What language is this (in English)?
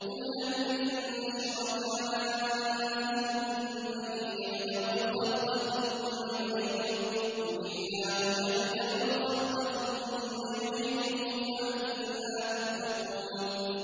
Arabic